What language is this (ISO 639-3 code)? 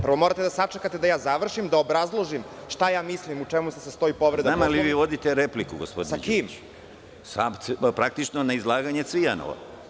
srp